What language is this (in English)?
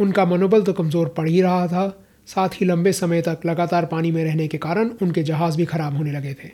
Hindi